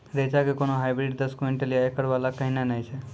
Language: Maithili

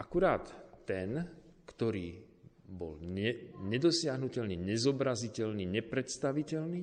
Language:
Slovak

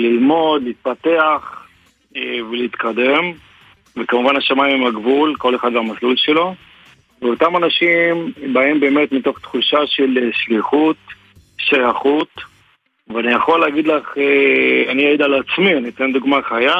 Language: Hebrew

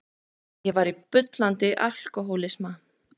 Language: Icelandic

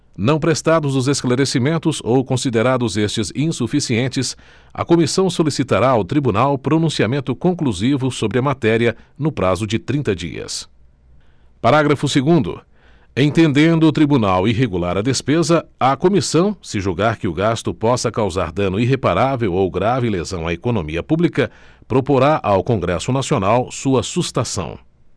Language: Portuguese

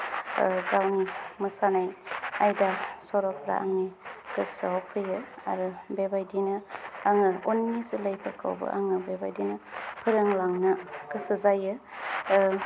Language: Bodo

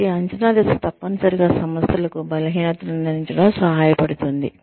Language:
Telugu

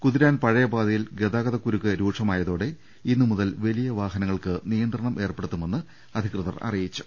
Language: Malayalam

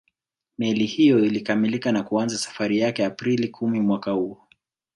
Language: Swahili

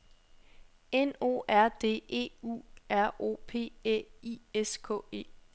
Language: Danish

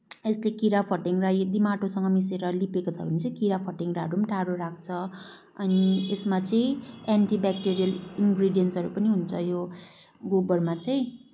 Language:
Nepali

